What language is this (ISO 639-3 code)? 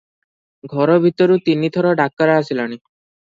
ori